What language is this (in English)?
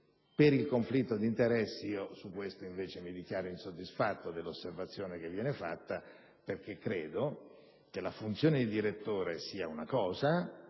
Italian